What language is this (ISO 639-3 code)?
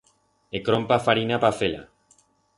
arg